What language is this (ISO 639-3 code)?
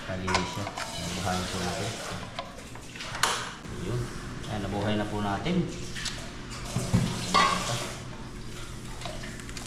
fil